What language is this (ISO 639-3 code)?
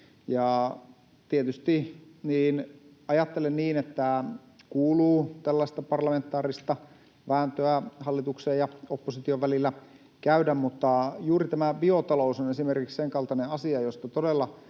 fin